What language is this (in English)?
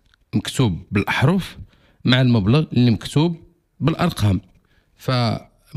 Arabic